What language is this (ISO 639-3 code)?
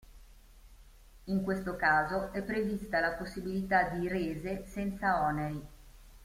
ita